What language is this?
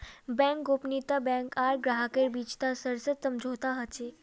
Magahi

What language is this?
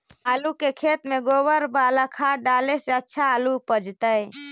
Magahi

